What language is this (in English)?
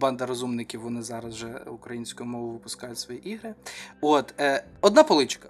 Ukrainian